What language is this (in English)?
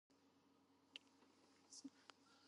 Georgian